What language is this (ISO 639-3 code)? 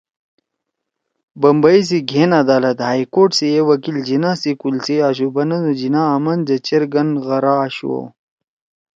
trw